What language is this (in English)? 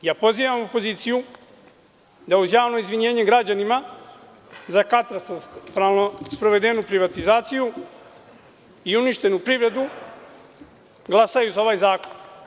Serbian